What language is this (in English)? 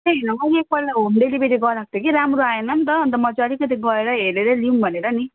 Nepali